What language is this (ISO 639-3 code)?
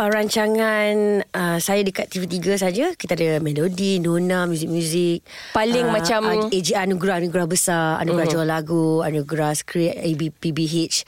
msa